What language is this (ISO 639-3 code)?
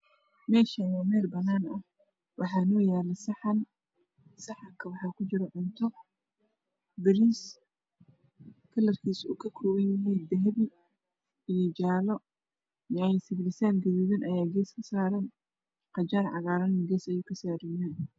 som